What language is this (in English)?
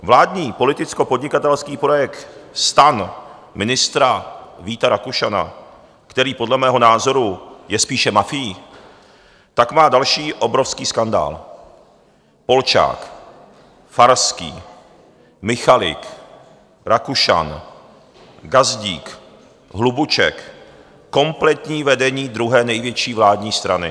Czech